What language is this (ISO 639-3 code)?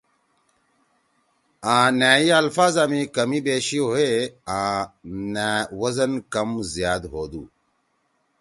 trw